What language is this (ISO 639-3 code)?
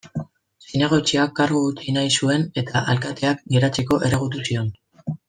eus